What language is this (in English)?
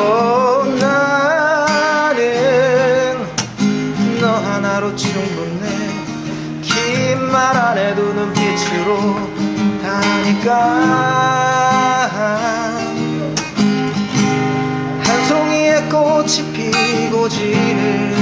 Korean